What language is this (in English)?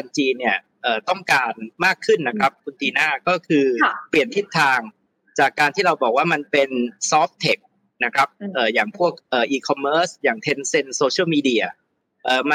Thai